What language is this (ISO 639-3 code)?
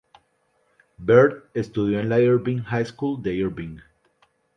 spa